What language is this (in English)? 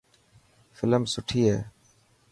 Dhatki